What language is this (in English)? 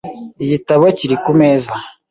Kinyarwanda